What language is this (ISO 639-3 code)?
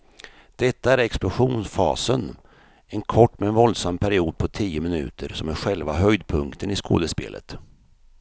swe